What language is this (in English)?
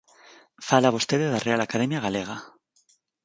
Galician